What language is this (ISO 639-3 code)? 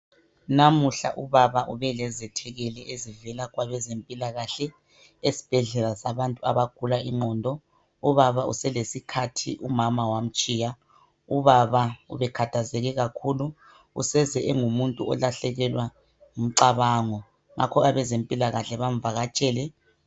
nde